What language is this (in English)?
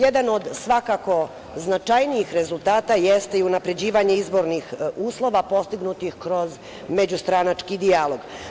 Serbian